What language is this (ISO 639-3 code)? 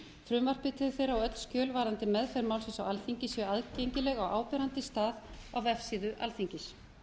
isl